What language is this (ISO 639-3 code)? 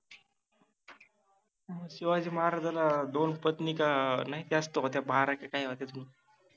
mar